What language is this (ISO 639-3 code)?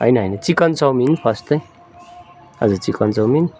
nep